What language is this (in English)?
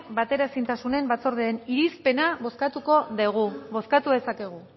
Basque